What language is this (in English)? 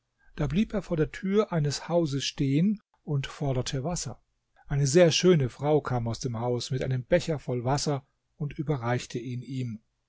German